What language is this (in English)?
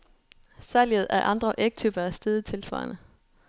Danish